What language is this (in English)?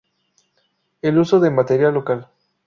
Spanish